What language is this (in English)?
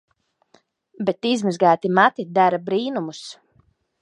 Latvian